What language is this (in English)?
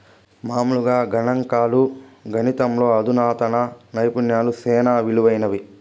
Telugu